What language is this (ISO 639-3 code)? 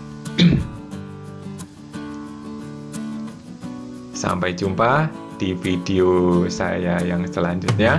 ind